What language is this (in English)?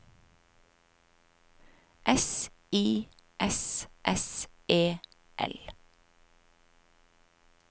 Norwegian